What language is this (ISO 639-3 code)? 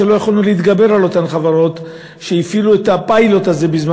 heb